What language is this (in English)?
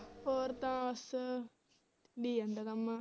Punjabi